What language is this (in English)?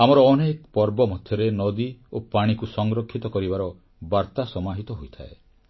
Odia